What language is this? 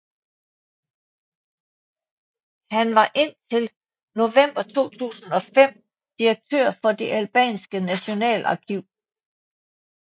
Danish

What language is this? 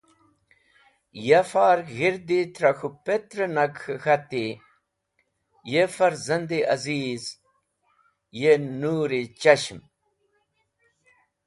Wakhi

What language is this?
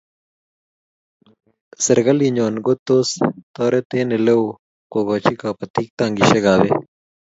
Kalenjin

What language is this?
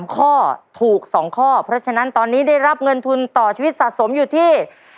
Thai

